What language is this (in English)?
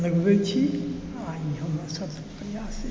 Maithili